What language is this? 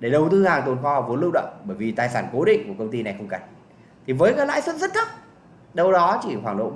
Vietnamese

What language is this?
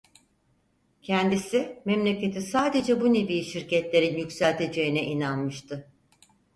Turkish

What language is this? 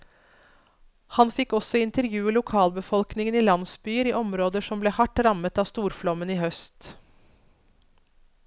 Norwegian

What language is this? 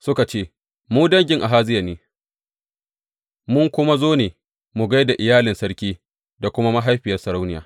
Hausa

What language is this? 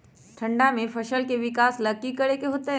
Magahi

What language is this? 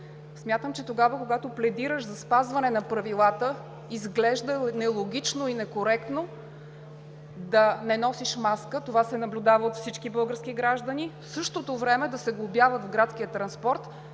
Bulgarian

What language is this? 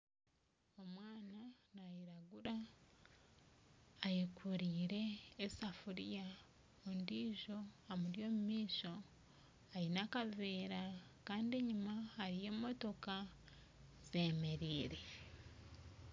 Nyankole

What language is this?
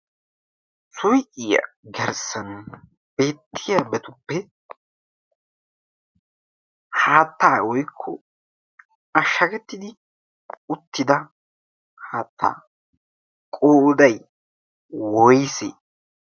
Wolaytta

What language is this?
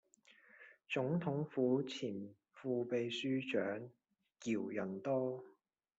Chinese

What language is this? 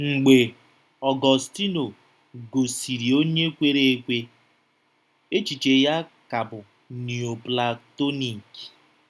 Igbo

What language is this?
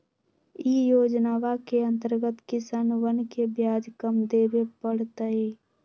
Magahi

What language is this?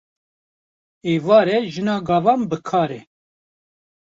Kurdish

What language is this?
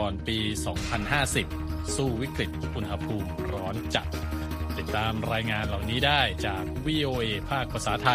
Thai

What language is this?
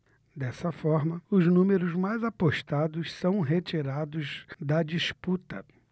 Portuguese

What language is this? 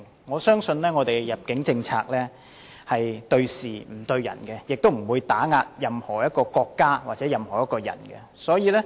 Cantonese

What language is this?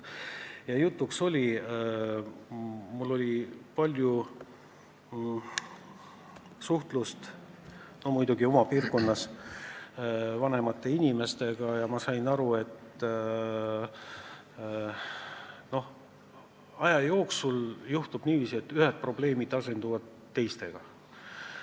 Estonian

